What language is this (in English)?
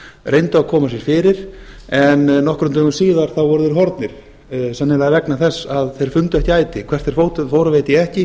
Icelandic